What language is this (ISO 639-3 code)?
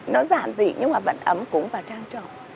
vie